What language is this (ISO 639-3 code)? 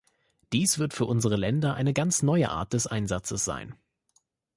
deu